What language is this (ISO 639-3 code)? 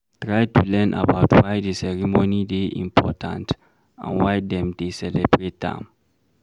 pcm